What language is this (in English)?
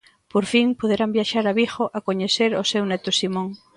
Galician